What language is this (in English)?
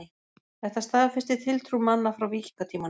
Icelandic